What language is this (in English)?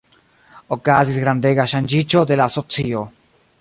Esperanto